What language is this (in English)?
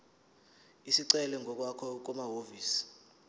Zulu